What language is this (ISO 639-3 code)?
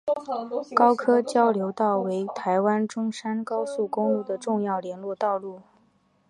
zho